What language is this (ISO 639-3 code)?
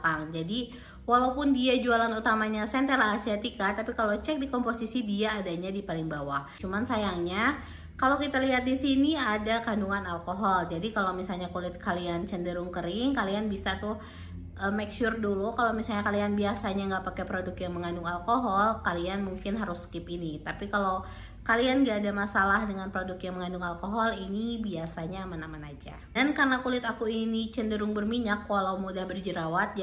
ind